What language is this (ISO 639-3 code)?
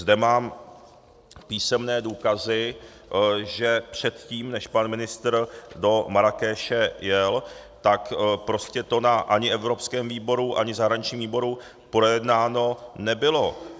ces